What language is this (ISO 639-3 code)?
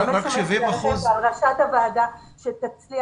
heb